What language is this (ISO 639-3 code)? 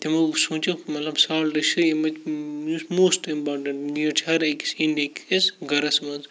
kas